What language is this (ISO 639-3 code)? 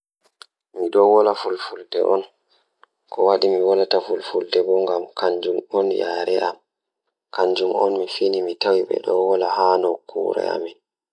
ful